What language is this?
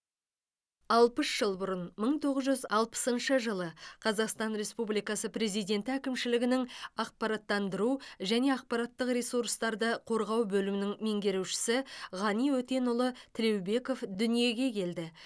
Kazakh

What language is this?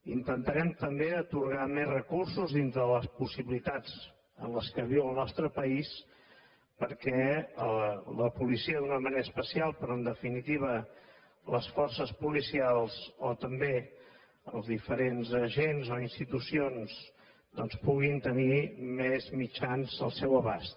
Catalan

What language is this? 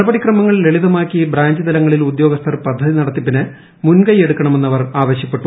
Malayalam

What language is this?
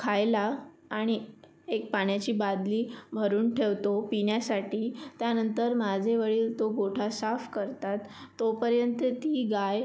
Marathi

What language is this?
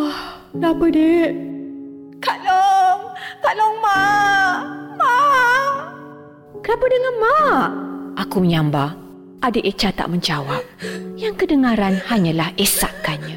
Malay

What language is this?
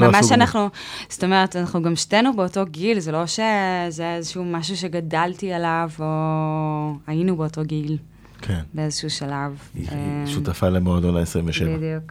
Hebrew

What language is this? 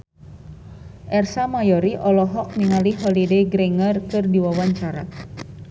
Sundanese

